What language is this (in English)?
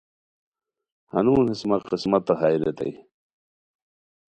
Khowar